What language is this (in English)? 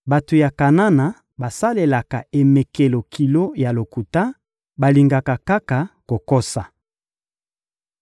Lingala